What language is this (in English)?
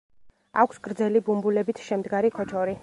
Georgian